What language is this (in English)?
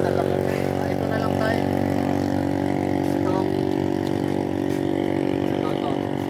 Filipino